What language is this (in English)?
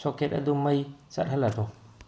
Manipuri